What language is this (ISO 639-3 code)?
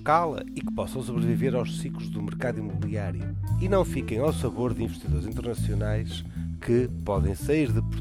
por